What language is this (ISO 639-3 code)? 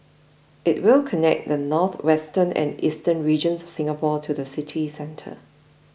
eng